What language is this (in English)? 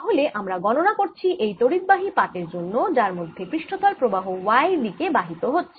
Bangla